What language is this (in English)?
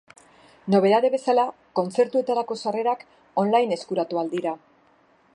Basque